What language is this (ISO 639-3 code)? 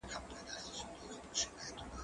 pus